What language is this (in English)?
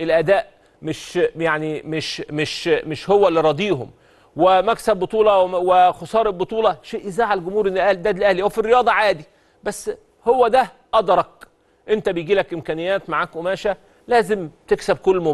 Arabic